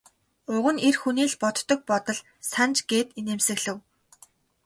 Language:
Mongolian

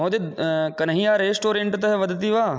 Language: Sanskrit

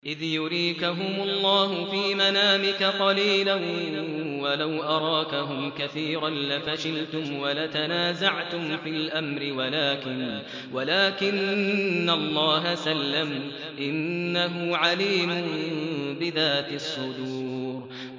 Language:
Arabic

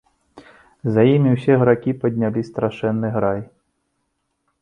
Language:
Belarusian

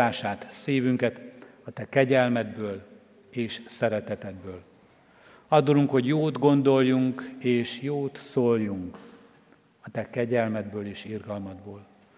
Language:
Hungarian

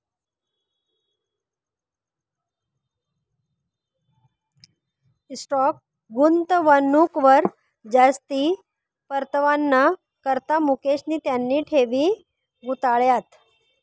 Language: Marathi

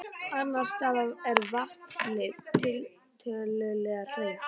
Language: Icelandic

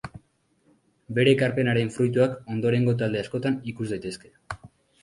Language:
Basque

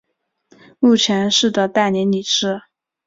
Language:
Chinese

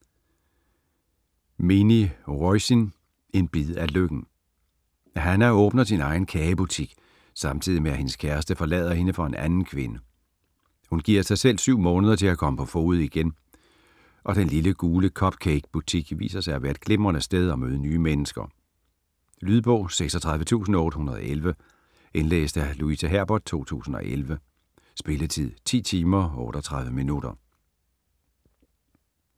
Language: Danish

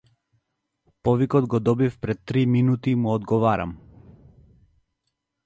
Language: Macedonian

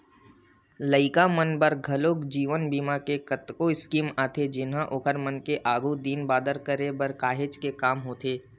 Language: Chhattisgarhi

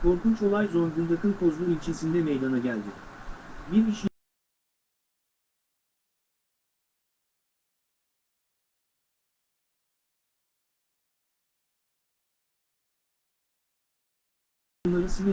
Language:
Turkish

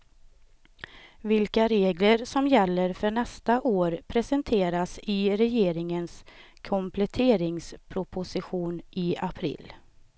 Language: Swedish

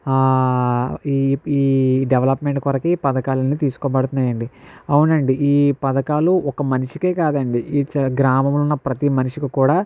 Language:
Telugu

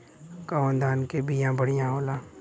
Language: Bhojpuri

